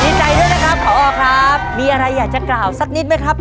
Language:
Thai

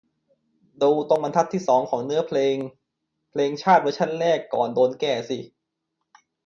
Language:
Thai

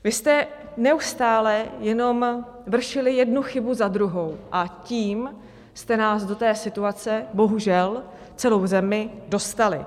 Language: Czech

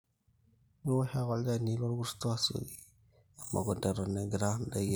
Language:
Masai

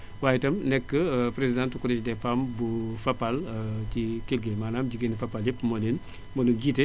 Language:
Wolof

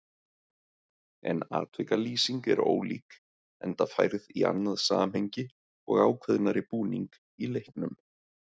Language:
Icelandic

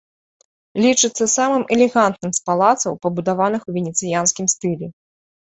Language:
Belarusian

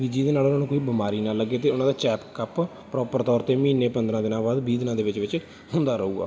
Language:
Punjabi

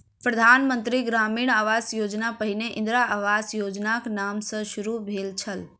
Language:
Maithili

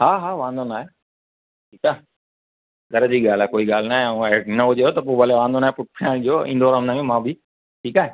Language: Sindhi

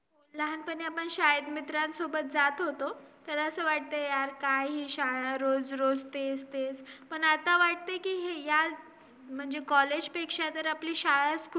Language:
Marathi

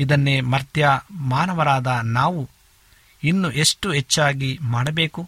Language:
Kannada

